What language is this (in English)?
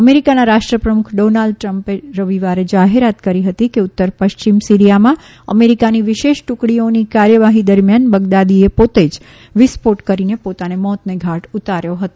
Gujarati